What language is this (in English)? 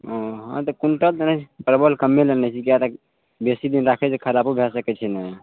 Maithili